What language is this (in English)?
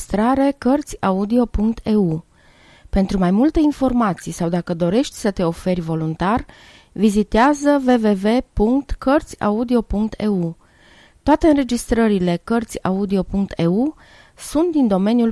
Romanian